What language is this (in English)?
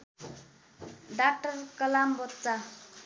Nepali